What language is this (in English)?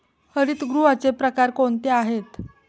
Marathi